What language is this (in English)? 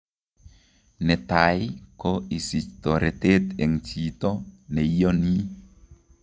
Kalenjin